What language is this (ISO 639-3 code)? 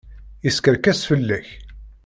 kab